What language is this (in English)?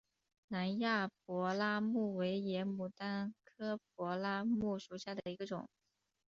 Chinese